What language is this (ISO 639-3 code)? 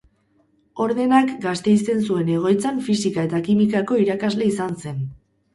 eus